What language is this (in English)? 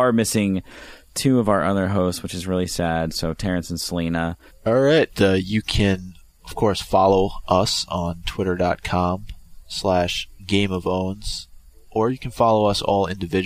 English